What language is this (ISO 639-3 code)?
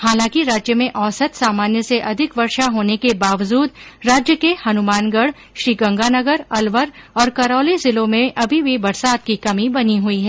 hin